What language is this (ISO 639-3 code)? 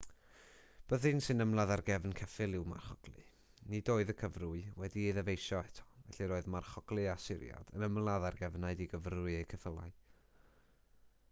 cym